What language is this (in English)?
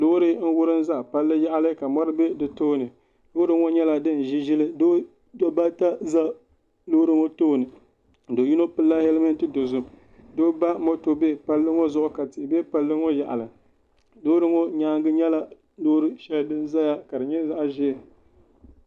Dagbani